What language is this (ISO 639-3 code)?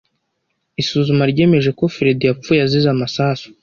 kin